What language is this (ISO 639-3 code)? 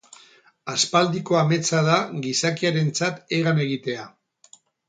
eus